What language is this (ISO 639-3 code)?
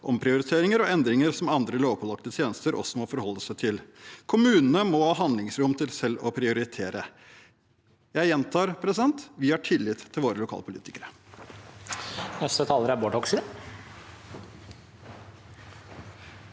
nor